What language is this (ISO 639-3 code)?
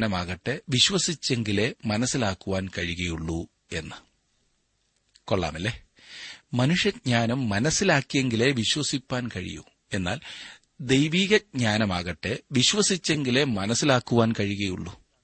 mal